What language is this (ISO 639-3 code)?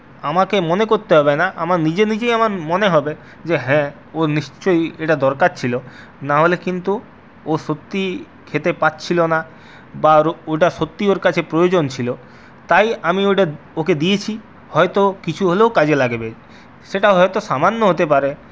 ben